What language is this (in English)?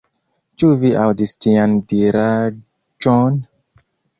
Esperanto